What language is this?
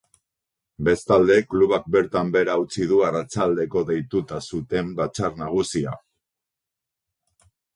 Basque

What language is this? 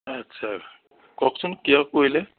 Assamese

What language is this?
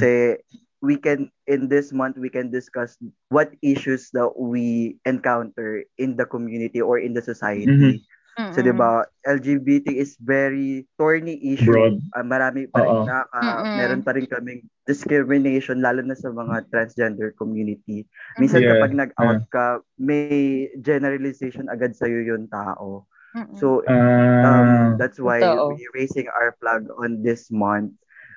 Filipino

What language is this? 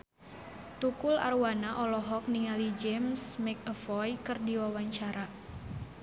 Sundanese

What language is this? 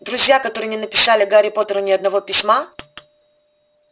Russian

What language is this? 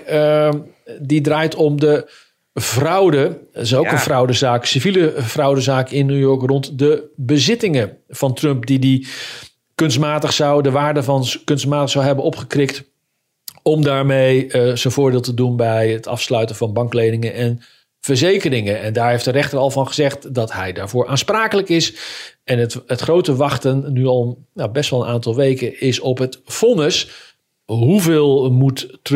Dutch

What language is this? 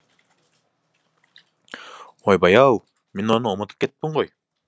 Kazakh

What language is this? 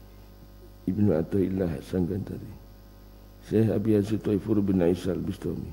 Arabic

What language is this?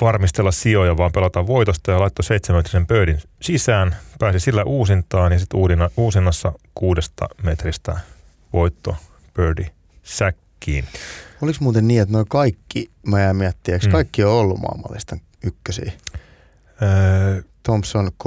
Finnish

